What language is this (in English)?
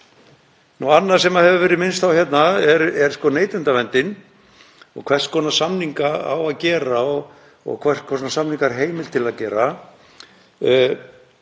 Icelandic